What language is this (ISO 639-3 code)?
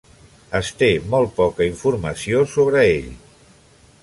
cat